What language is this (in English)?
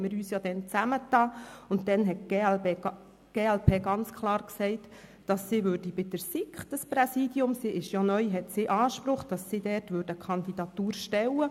Swiss German